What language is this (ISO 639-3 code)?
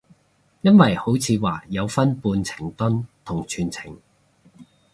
yue